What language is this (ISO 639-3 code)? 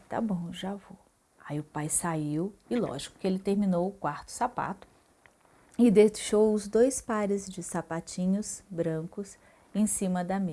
por